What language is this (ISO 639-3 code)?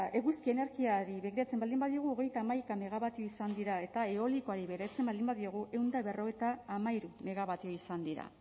eus